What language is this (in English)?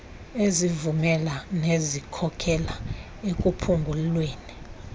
Xhosa